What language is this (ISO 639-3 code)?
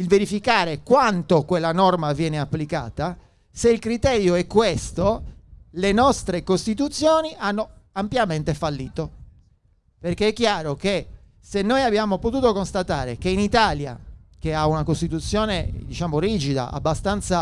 ita